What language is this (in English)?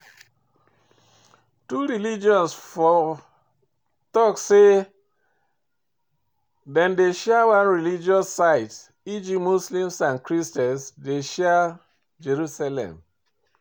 Nigerian Pidgin